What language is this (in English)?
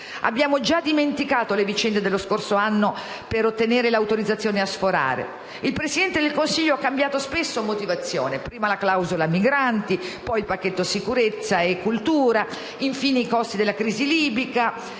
Italian